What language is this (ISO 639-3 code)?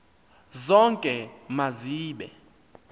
xho